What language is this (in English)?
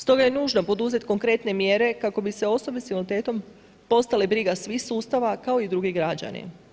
Croatian